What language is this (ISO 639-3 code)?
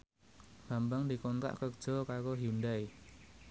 jav